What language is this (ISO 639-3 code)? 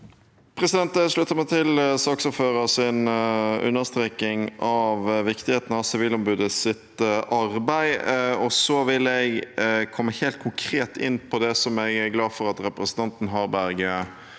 nor